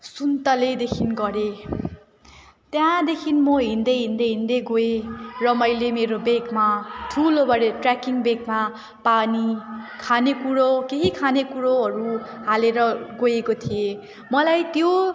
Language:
Nepali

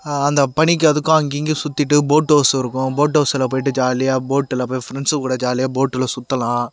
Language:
Tamil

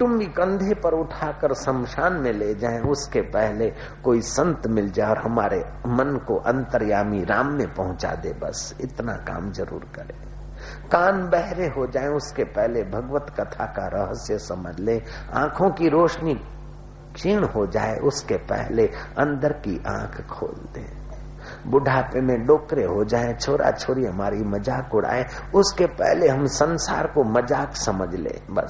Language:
Hindi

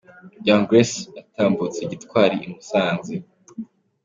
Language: Kinyarwanda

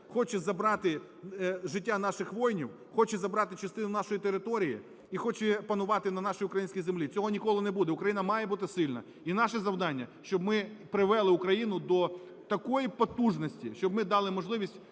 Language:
Ukrainian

